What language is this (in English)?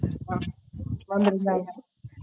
Tamil